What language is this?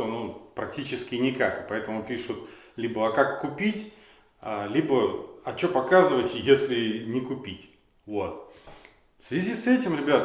Russian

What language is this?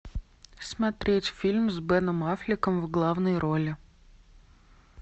Russian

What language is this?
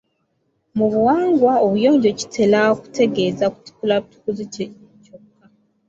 Ganda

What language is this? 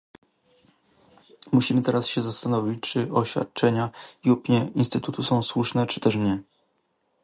Polish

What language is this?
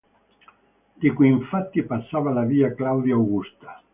Italian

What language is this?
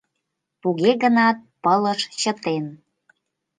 Mari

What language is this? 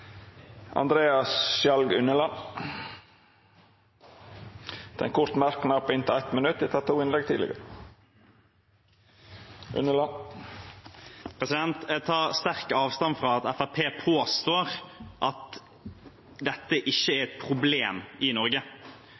Norwegian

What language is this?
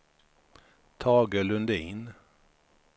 Swedish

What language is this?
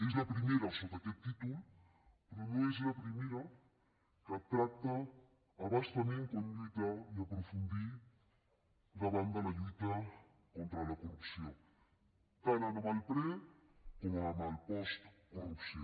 Catalan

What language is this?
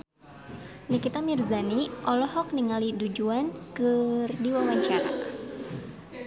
Sundanese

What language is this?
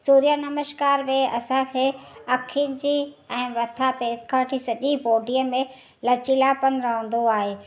Sindhi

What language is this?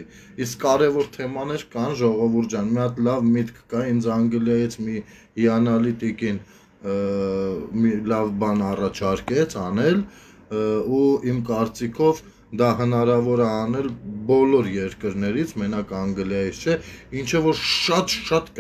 Romanian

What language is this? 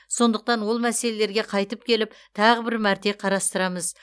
Kazakh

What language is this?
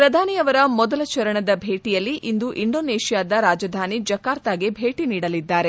Kannada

